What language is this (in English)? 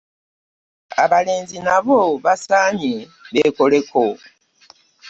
Ganda